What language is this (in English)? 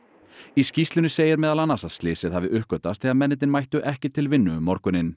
Icelandic